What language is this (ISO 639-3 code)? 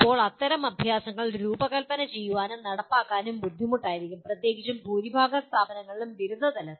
mal